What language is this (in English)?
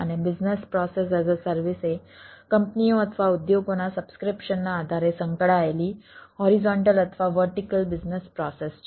Gujarati